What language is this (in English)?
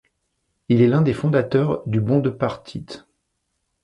French